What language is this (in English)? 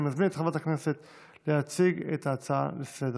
Hebrew